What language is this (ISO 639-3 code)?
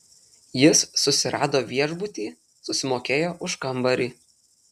lit